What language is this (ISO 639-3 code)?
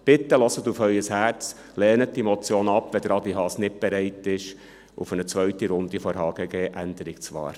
gsw